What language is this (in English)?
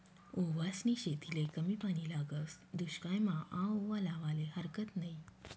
Marathi